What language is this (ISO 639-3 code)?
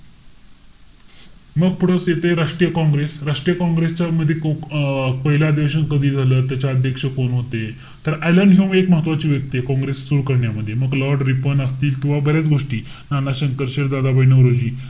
mar